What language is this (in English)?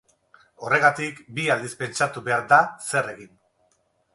Basque